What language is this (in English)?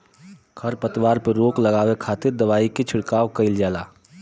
Bhojpuri